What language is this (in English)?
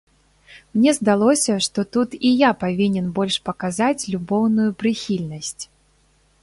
Belarusian